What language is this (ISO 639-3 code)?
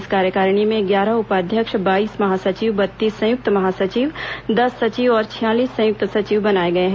hin